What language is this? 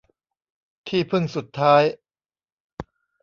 Thai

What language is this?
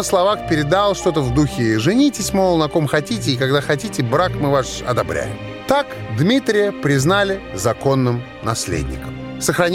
Russian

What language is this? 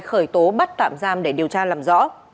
Vietnamese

